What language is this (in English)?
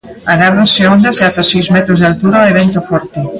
Galician